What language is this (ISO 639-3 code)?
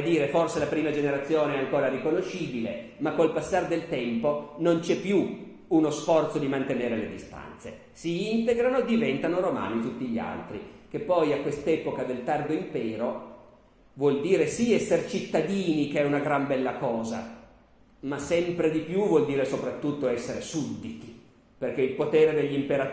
ita